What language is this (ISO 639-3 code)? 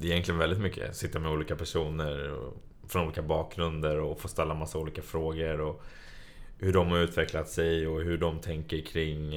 swe